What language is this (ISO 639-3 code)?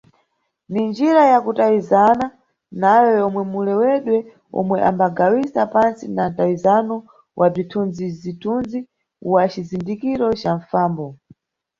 nyu